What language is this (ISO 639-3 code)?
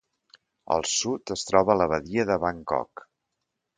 cat